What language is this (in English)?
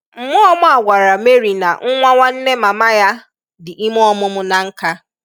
Igbo